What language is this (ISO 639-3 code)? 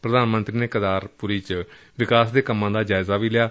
pan